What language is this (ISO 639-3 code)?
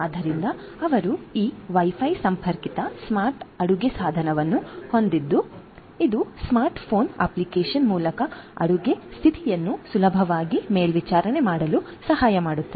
kan